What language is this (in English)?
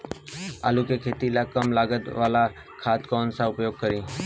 Bhojpuri